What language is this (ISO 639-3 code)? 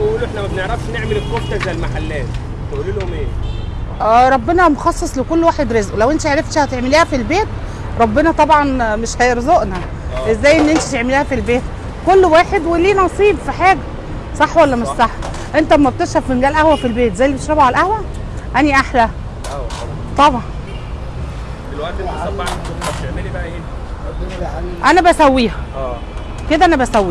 ara